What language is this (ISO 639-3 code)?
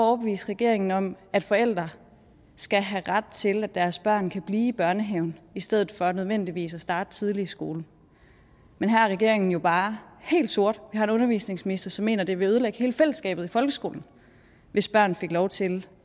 dan